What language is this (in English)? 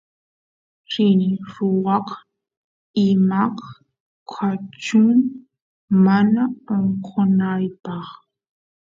Santiago del Estero Quichua